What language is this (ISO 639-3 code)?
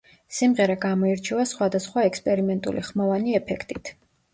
kat